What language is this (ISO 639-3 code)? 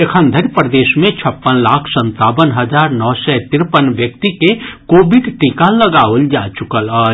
mai